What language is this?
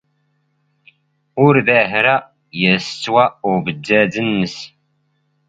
Standard Moroccan Tamazight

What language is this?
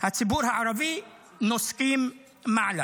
Hebrew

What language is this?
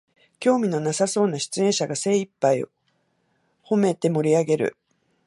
Japanese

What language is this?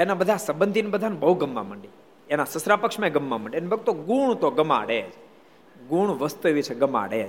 Gujarati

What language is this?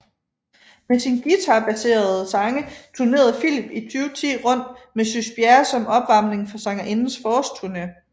Danish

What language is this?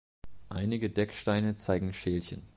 German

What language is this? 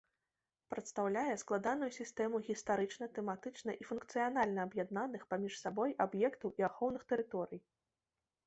Belarusian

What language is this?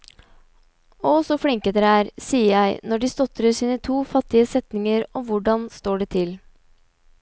Norwegian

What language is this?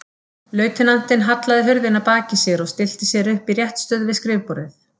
Icelandic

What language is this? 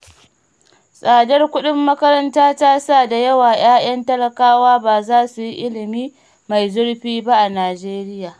Hausa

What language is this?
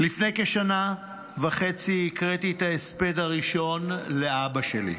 Hebrew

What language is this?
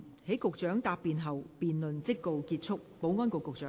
Cantonese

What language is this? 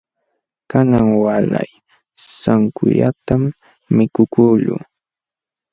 Jauja Wanca Quechua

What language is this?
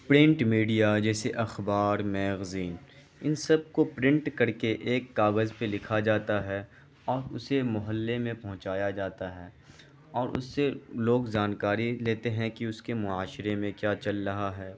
Urdu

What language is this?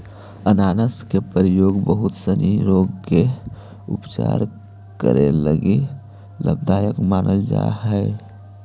Magahi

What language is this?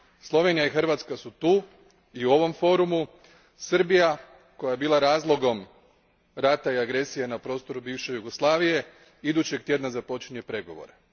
Croatian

